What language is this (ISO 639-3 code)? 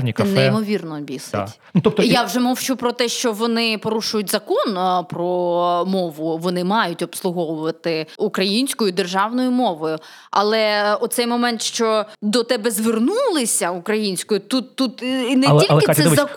ukr